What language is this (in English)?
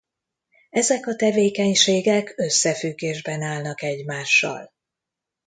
Hungarian